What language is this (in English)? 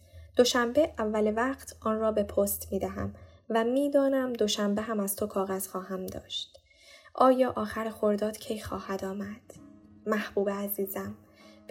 Persian